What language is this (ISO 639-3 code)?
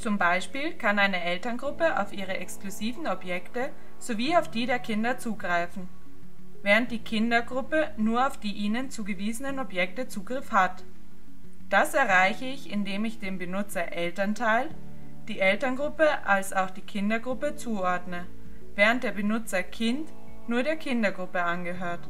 deu